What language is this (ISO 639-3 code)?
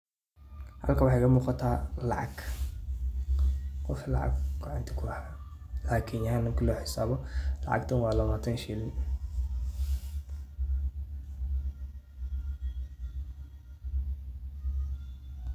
som